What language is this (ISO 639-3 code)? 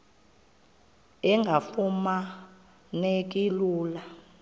xho